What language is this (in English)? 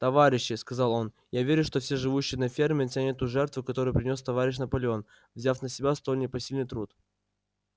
Russian